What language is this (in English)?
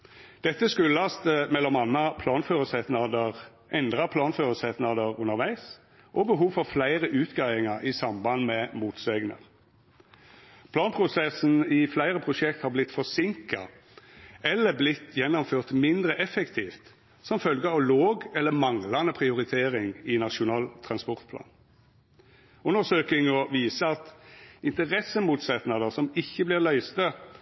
Norwegian Nynorsk